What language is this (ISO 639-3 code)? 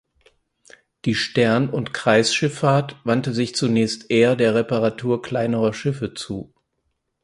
deu